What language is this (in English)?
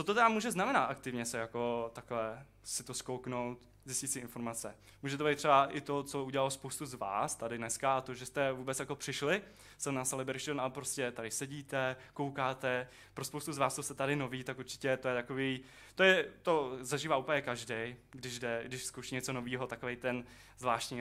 Czech